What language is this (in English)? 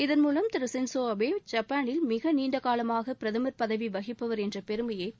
Tamil